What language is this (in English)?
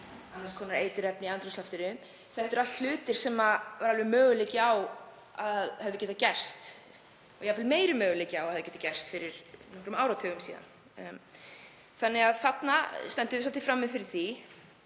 Icelandic